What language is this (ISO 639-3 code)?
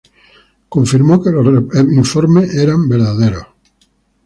spa